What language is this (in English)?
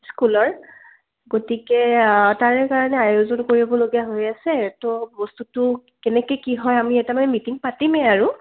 Assamese